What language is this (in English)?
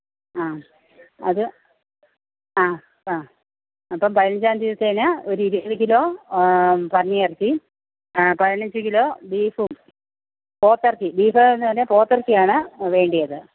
Malayalam